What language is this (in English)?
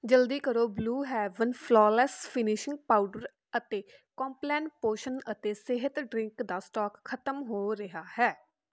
Punjabi